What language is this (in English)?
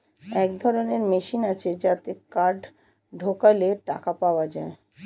Bangla